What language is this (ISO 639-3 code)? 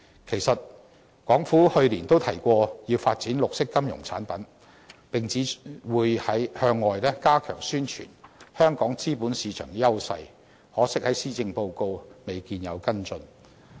yue